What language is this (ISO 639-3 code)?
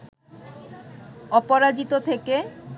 ben